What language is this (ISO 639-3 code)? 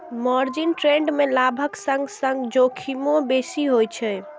mai